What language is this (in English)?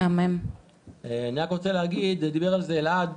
Hebrew